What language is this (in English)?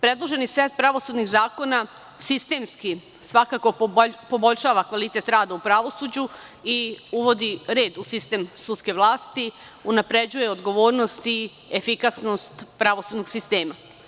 Serbian